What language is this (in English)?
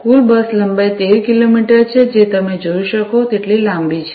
Gujarati